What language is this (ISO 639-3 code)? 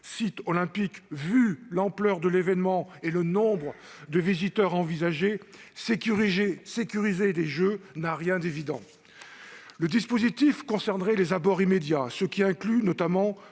fra